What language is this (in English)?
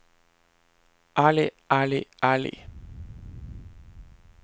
Norwegian